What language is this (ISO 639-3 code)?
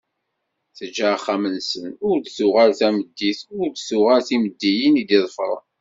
kab